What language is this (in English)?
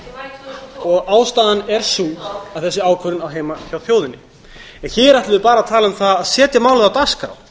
Icelandic